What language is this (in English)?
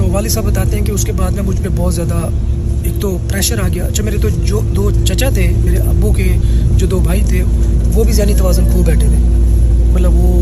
Urdu